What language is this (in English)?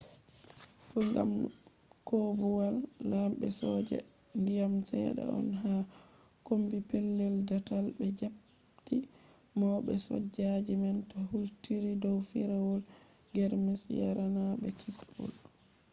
Fula